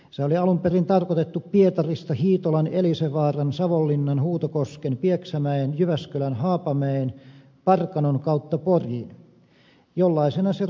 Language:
Finnish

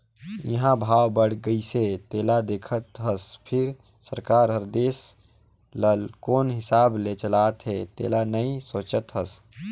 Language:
Chhattisgarhi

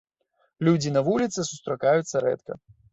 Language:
Belarusian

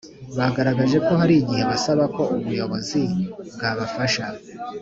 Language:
Kinyarwanda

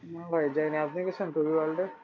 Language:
Bangla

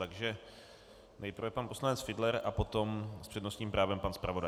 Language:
Czech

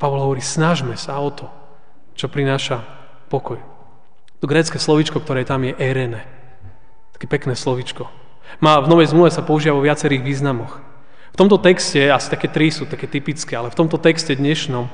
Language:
Slovak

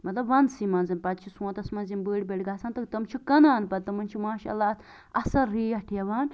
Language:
Kashmiri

